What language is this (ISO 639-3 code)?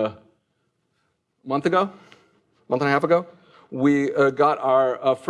eng